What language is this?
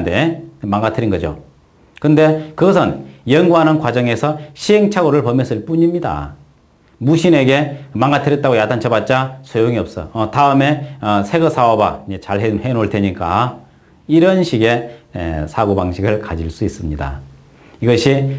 Korean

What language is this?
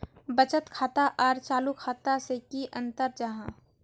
Magahi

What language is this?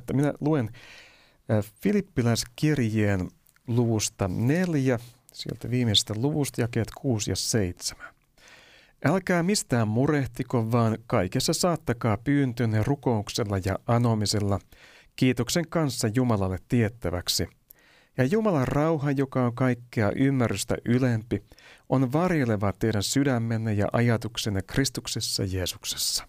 Finnish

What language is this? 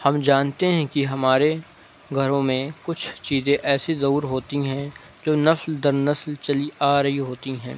Urdu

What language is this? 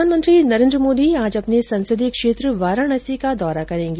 Hindi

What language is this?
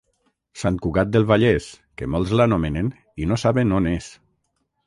Catalan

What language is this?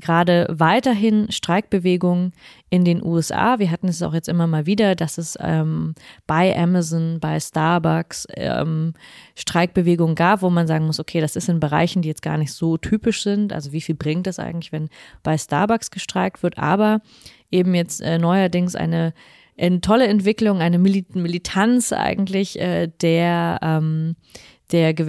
German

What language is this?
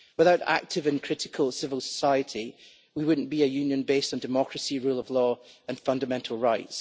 English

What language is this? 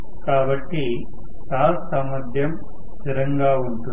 Telugu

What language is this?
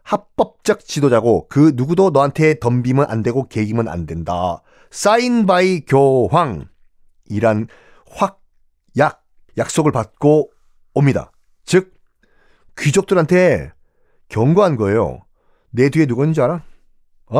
Korean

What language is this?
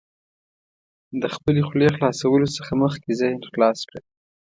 Pashto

